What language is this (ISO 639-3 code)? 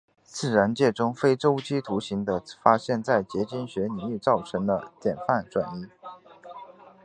zho